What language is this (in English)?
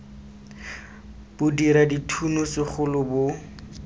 Tswana